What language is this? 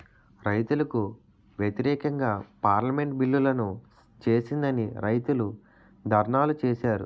Telugu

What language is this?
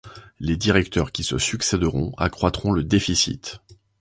French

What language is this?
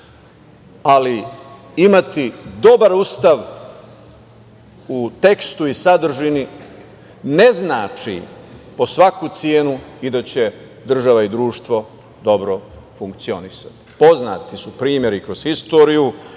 Serbian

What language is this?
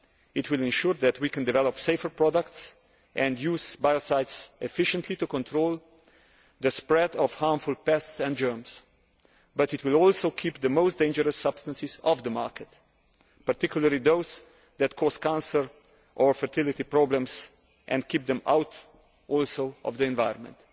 English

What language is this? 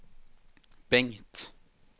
Swedish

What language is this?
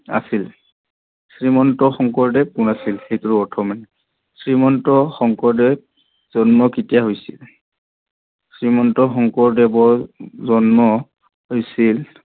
Assamese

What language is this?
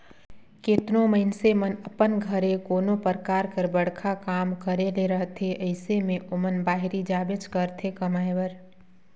Chhattisgarhi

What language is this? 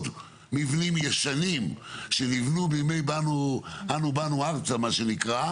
Hebrew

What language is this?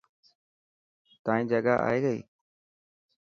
Dhatki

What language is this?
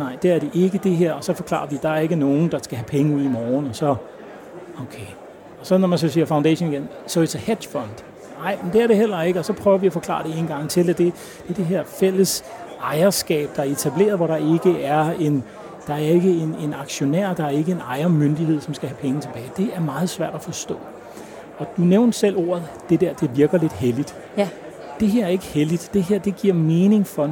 Danish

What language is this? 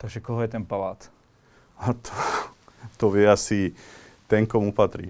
Slovak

